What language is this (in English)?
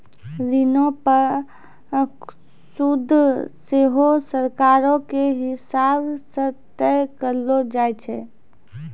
Maithili